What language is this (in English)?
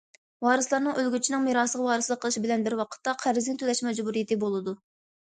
Uyghur